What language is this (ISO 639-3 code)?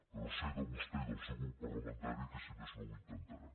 cat